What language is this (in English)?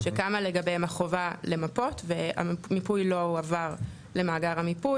Hebrew